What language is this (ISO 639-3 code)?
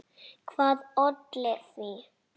isl